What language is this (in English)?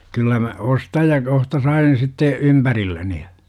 Finnish